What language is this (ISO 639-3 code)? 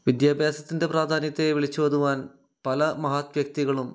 mal